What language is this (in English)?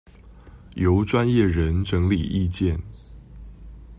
Chinese